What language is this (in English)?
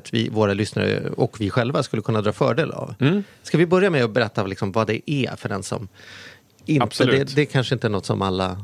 Swedish